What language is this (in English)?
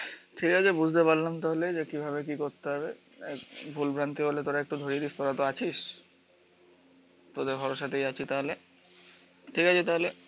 Bangla